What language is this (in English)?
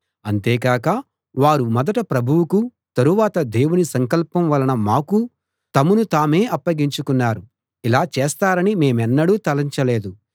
Telugu